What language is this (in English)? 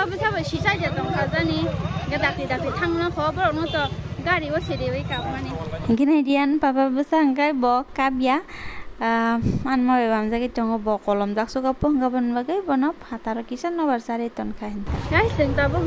Thai